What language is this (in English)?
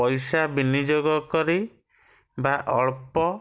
Odia